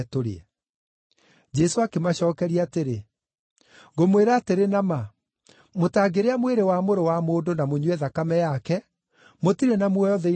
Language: Kikuyu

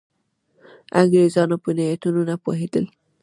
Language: Pashto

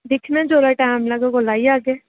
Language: Dogri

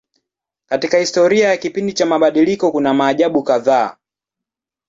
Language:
Swahili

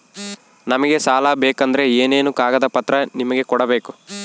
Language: Kannada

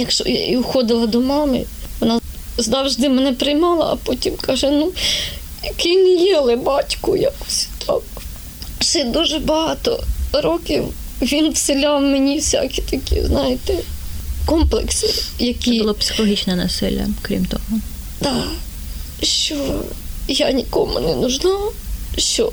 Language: Ukrainian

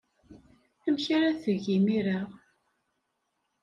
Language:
Kabyle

